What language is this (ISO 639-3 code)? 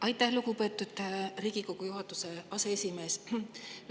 est